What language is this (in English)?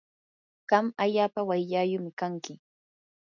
Yanahuanca Pasco Quechua